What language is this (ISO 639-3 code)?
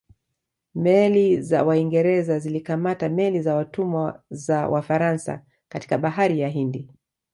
swa